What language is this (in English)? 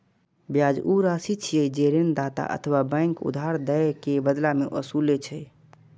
Maithili